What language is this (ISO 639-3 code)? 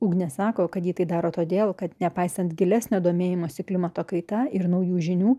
lit